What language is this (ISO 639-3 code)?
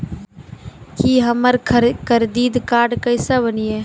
mai